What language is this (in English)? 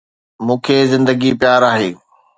Sindhi